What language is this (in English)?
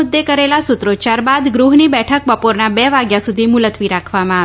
Gujarati